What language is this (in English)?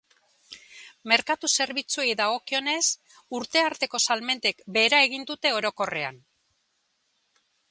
Basque